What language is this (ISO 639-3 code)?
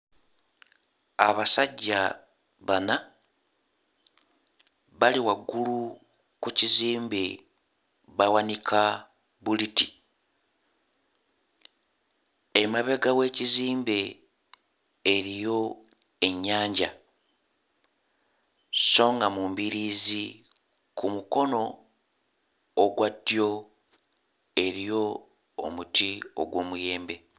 lug